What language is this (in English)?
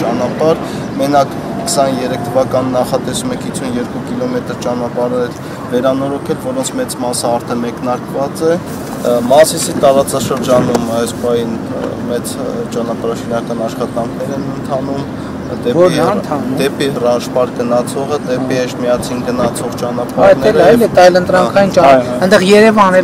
Turkish